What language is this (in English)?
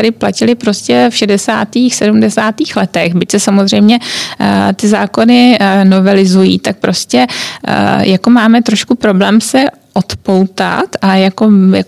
Czech